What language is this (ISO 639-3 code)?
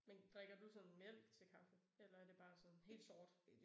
dan